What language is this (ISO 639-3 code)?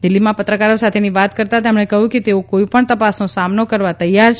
guj